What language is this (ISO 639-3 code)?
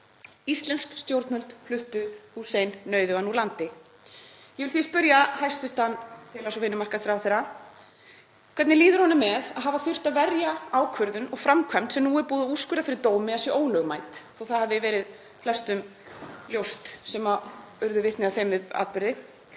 isl